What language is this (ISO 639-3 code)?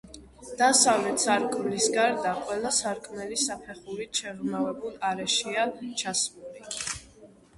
kat